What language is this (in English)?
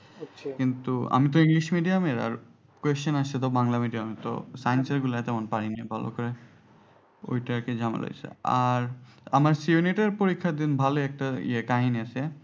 Bangla